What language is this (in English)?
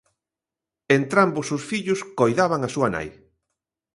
Galician